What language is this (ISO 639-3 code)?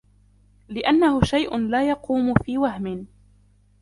ara